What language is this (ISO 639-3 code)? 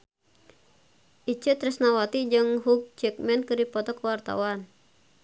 sun